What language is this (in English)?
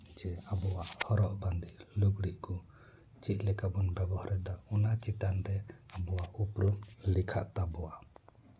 Santali